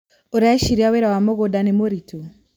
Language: Kikuyu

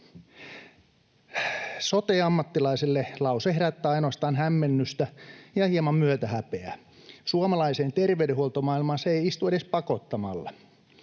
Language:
Finnish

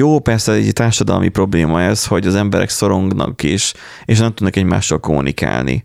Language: Hungarian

